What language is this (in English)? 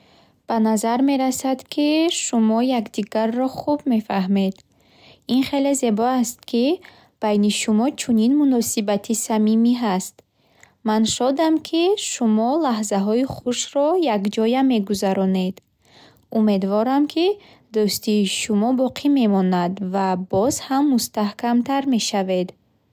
Bukharic